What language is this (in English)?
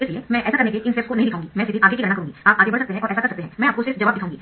Hindi